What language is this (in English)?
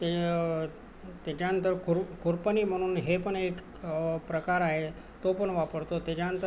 Marathi